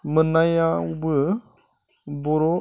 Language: Bodo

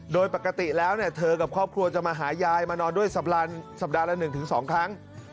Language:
Thai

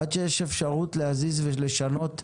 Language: Hebrew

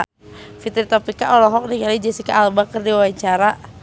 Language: Sundanese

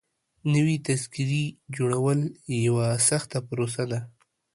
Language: Pashto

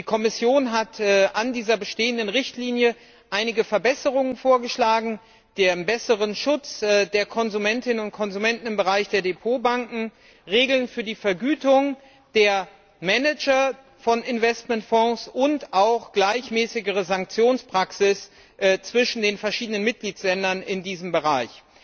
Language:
German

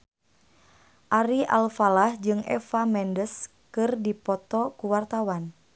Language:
Sundanese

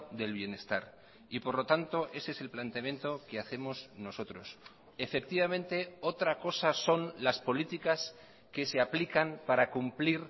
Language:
Spanish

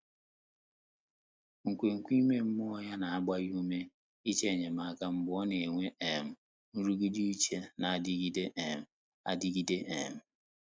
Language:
Igbo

